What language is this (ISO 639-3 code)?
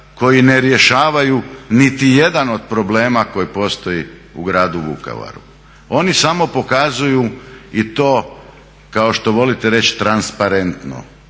hrv